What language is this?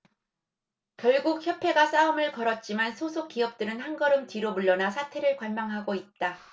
Korean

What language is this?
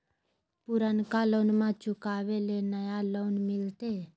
Magahi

